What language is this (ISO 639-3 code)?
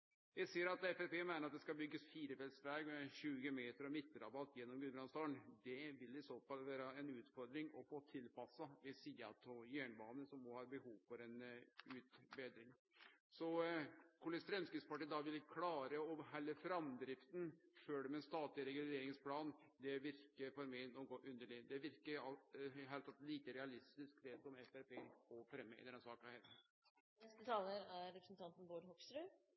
nor